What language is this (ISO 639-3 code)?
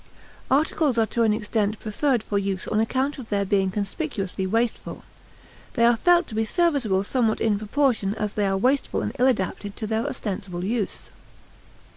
eng